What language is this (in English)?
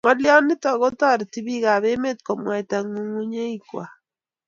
Kalenjin